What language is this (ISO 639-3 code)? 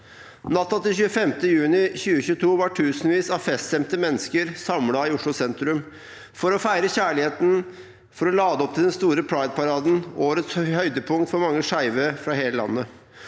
nor